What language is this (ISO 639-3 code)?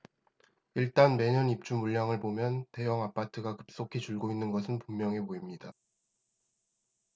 kor